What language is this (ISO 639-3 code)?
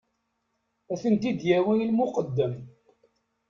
kab